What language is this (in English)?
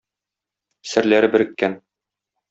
Tatar